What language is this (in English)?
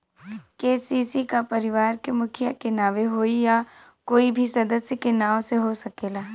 Bhojpuri